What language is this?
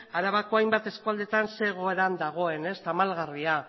Basque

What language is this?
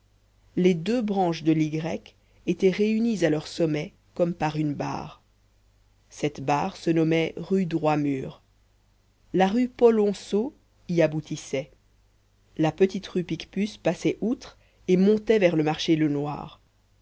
French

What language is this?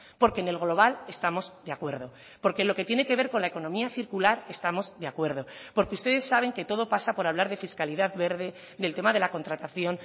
Spanish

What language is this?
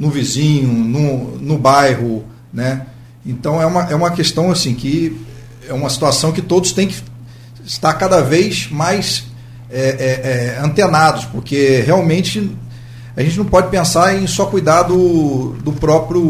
Portuguese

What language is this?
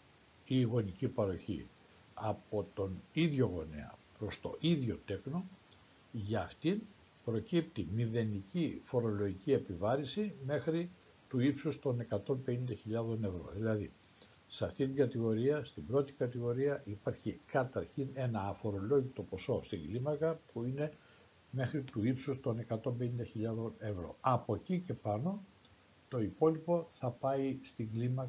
Greek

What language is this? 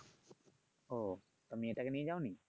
Bangla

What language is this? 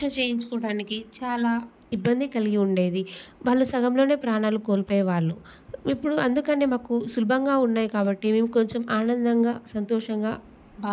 Telugu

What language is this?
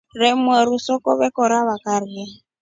Rombo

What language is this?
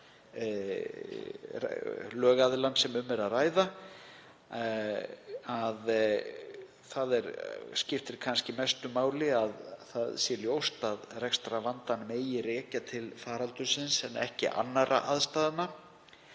Icelandic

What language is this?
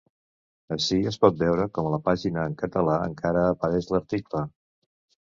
Catalan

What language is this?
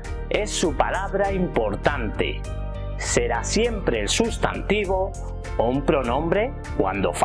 Spanish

